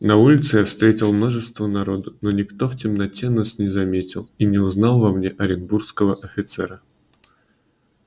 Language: Russian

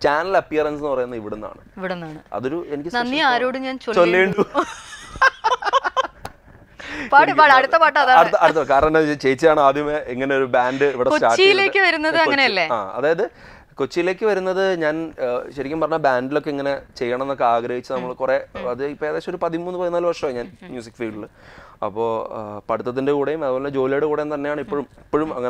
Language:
Hindi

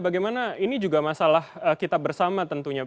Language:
Indonesian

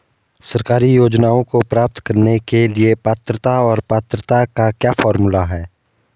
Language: Hindi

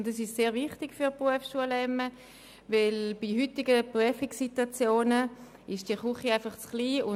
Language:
Swiss German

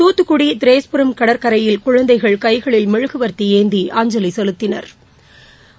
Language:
Tamil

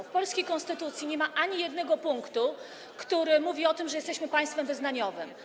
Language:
Polish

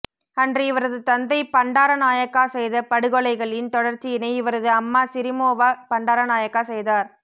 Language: Tamil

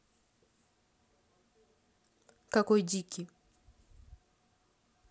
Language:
Russian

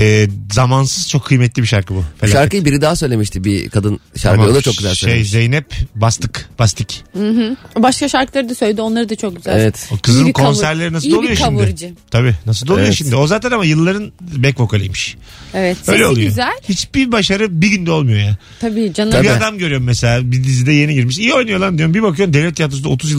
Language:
Turkish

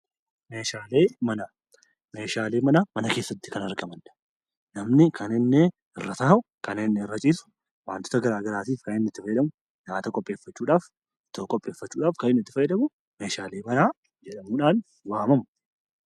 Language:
Oromo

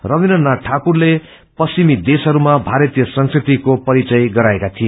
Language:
Nepali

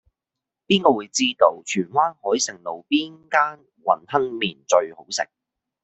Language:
Cantonese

